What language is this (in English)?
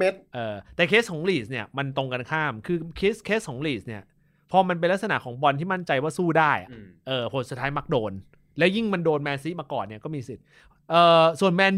Thai